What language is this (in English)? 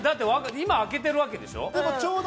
Japanese